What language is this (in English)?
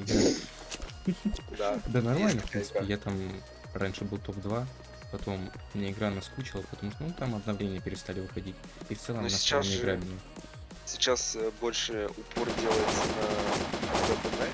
Russian